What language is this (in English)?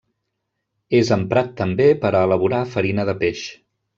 Catalan